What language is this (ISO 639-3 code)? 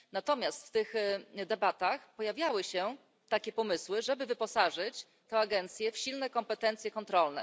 pol